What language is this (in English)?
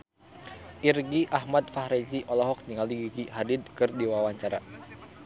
Sundanese